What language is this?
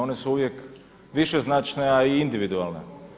Croatian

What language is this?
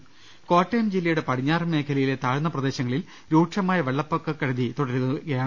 Malayalam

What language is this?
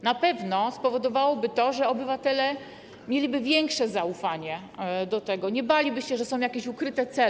Polish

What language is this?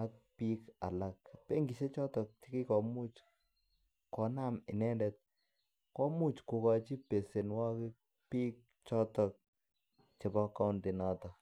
Kalenjin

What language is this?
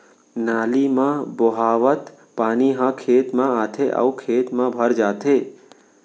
Chhattisgarhi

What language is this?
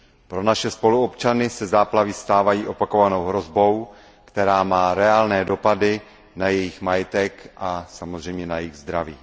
Czech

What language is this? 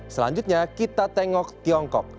Indonesian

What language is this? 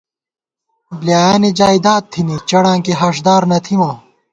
Gawar-Bati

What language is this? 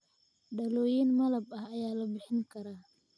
Somali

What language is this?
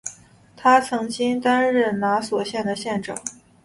Chinese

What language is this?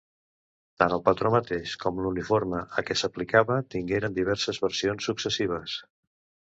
Catalan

